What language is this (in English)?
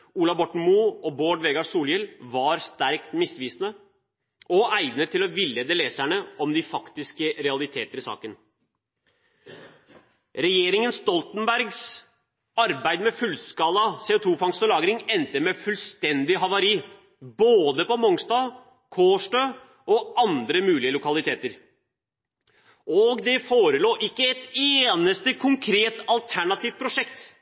Norwegian Bokmål